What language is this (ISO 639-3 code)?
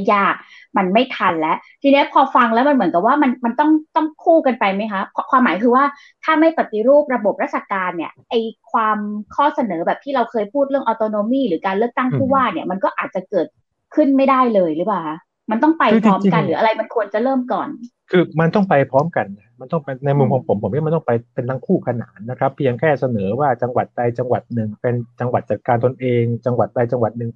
tha